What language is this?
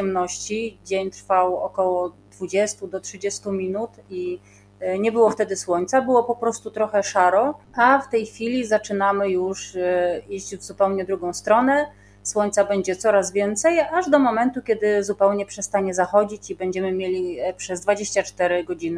Polish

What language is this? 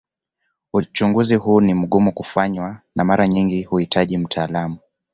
Swahili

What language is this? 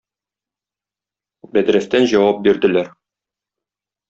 Tatar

